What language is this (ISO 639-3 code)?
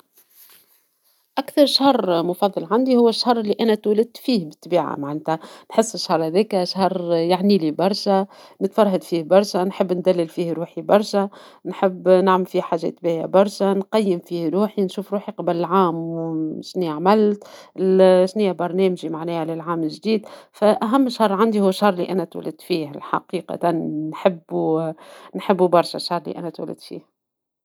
aeb